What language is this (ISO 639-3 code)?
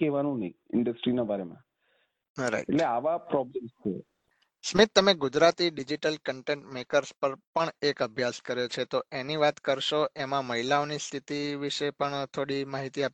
guj